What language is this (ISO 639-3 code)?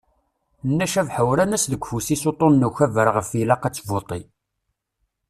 kab